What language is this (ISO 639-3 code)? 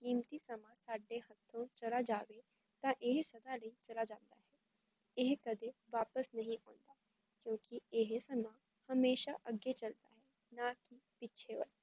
pan